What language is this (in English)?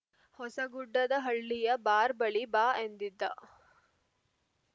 Kannada